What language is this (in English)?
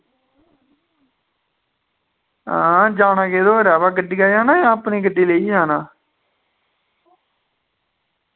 Dogri